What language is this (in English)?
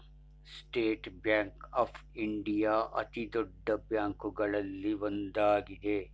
Kannada